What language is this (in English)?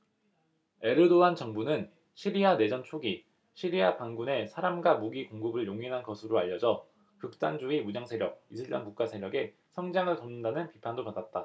Korean